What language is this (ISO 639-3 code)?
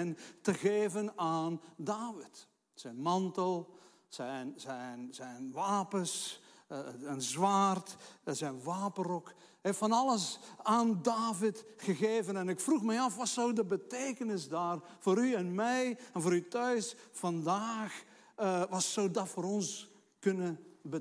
nld